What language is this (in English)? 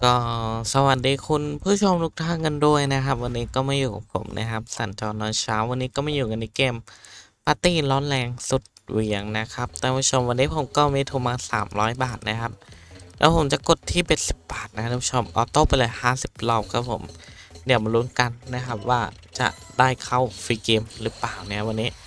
Thai